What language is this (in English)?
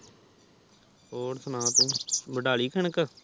Punjabi